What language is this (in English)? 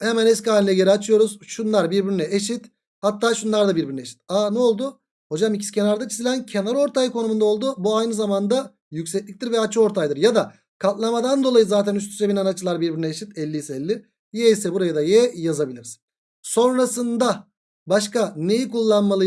Turkish